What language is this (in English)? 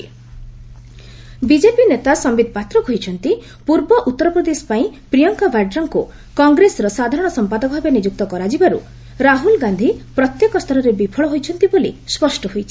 Odia